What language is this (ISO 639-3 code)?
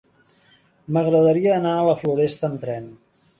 cat